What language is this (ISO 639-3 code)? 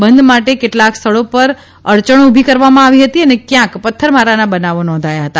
guj